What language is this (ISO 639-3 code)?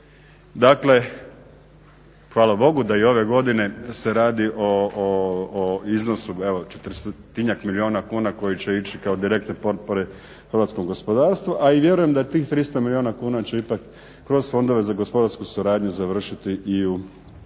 hrv